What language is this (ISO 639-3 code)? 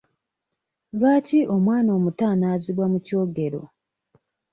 lug